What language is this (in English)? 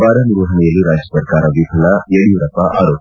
Kannada